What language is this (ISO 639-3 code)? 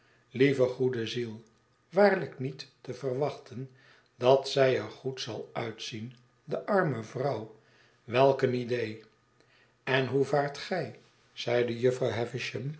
nld